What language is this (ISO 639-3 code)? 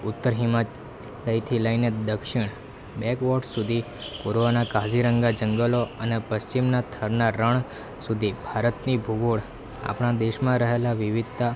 guj